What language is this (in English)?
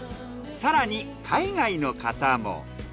Japanese